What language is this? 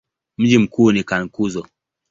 Swahili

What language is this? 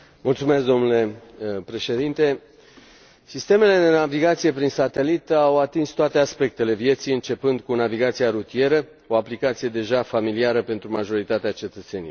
Romanian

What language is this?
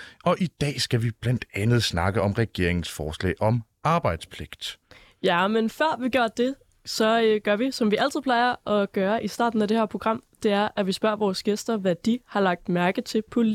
Danish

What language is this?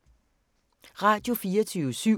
Danish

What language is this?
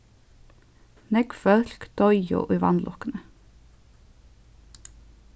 Faroese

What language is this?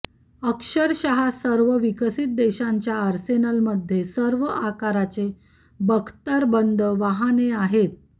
Marathi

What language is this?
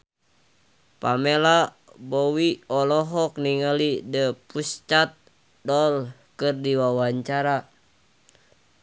Sundanese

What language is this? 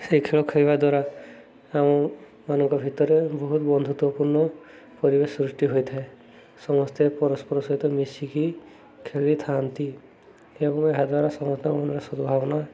Odia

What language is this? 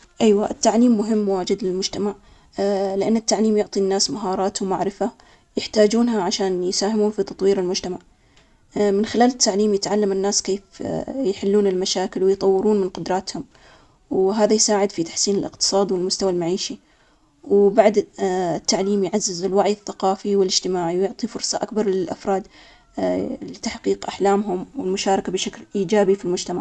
Omani Arabic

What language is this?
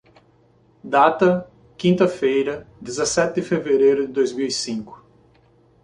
Portuguese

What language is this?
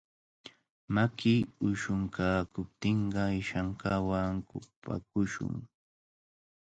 Cajatambo North Lima Quechua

